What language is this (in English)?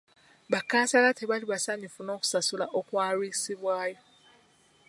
Ganda